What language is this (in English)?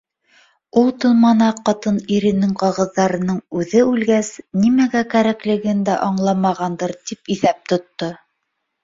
Bashkir